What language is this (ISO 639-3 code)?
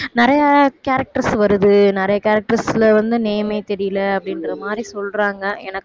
tam